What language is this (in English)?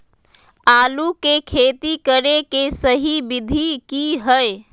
Magahi